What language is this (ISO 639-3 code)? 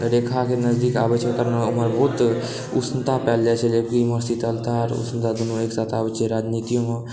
mai